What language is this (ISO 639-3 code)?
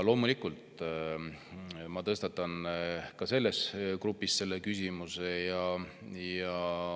est